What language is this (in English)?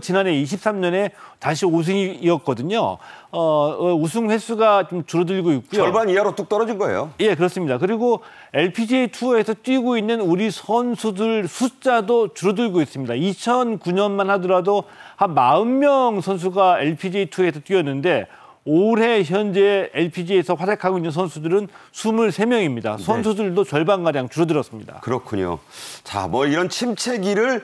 Korean